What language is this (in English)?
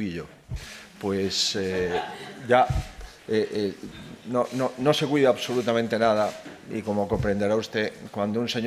Spanish